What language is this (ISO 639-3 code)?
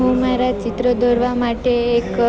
guj